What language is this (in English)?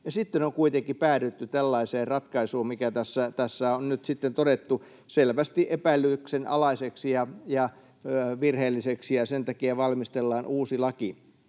Finnish